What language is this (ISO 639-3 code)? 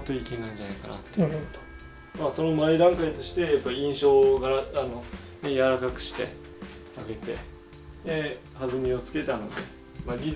jpn